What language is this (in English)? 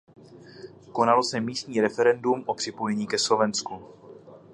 Czech